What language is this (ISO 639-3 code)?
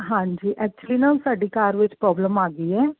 pan